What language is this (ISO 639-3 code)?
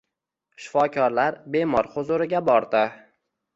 uzb